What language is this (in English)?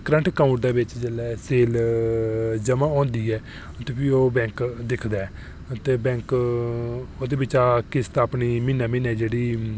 Dogri